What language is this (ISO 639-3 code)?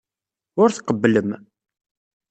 kab